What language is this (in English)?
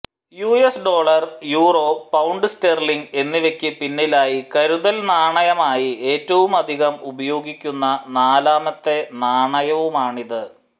Malayalam